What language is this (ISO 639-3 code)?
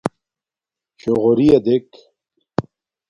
dmk